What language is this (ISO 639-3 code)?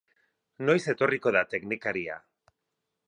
eus